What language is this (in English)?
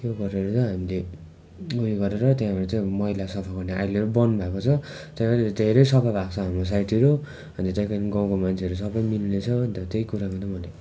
Nepali